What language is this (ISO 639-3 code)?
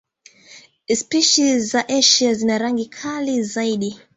swa